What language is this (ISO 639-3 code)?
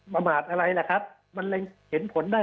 tha